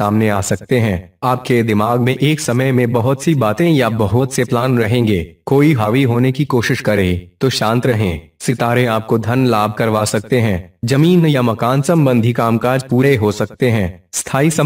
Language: Hindi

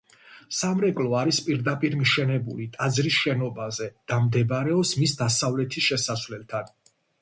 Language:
Georgian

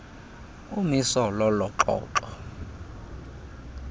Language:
Xhosa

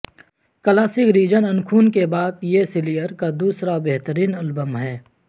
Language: Urdu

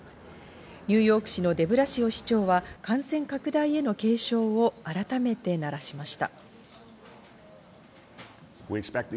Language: Japanese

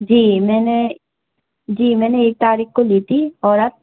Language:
Urdu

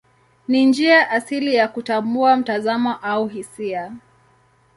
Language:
Swahili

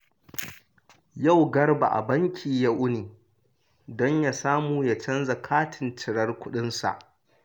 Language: Hausa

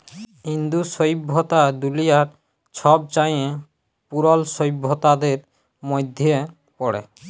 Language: Bangla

